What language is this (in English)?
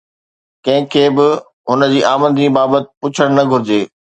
Sindhi